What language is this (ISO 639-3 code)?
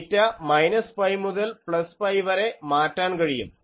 mal